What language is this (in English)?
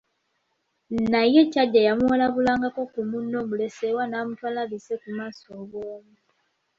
Ganda